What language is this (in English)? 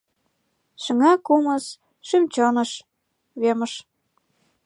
Mari